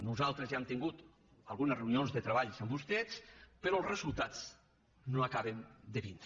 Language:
Catalan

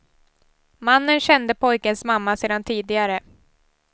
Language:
Swedish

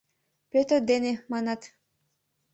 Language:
Mari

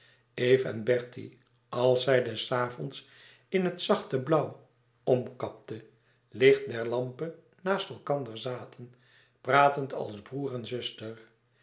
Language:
Dutch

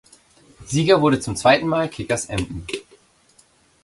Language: German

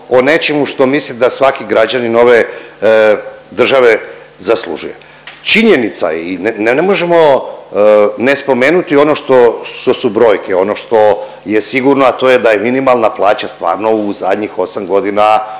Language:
Croatian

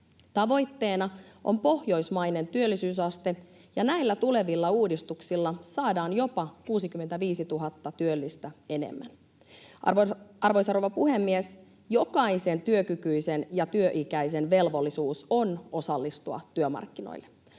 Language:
Finnish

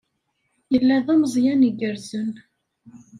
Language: Kabyle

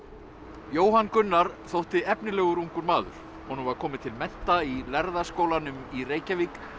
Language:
Icelandic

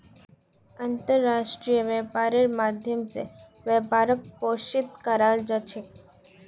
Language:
Magahi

